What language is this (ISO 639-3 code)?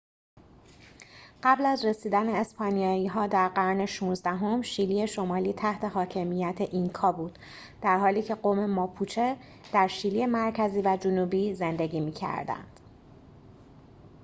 fas